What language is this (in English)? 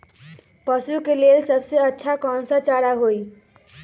Magahi